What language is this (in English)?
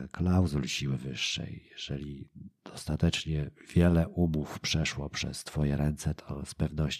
Polish